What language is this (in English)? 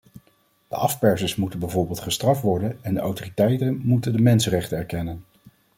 Dutch